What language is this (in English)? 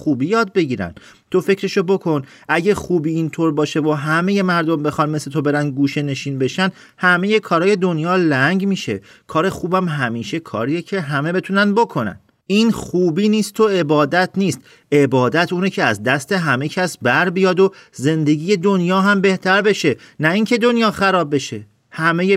Persian